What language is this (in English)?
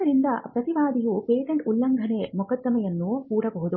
Kannada